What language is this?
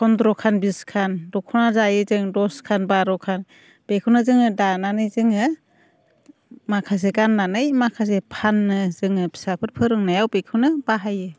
Bodo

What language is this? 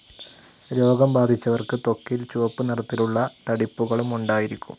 Malayalam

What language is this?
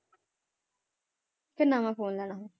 Punjabi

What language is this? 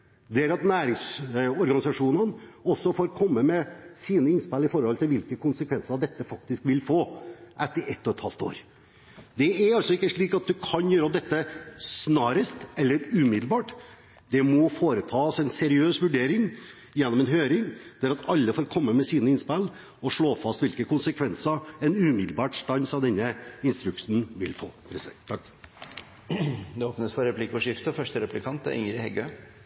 Norwegian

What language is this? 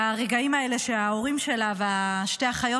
Hebrew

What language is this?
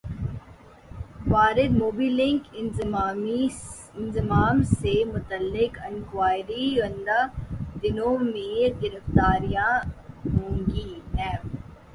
Urdu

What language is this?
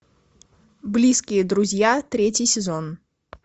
Russian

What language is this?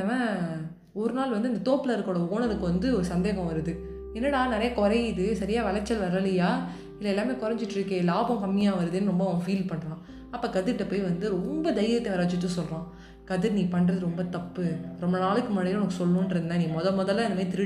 Tamil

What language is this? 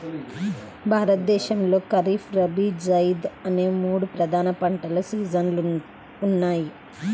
Telugu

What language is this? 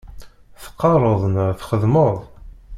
Kabyle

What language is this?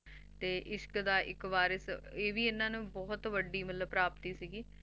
Punjabi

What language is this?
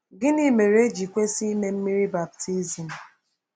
Igbo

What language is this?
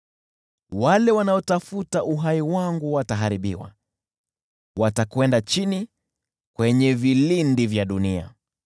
Swahili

